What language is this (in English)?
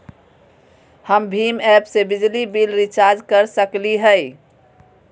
Magahi